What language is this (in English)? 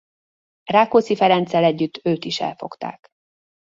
Hungarian